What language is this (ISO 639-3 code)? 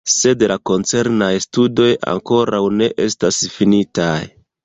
epo